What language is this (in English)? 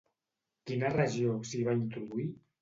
Catalan